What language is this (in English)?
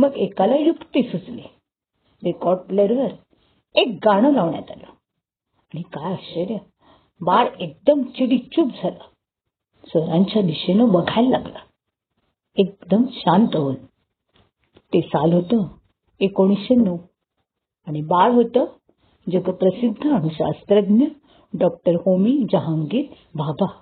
Marathi